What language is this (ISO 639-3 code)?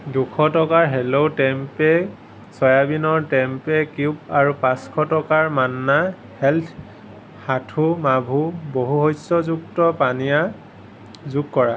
asm